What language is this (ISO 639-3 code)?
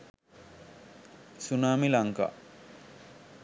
sin